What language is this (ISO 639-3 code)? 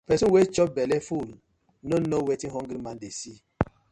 pcm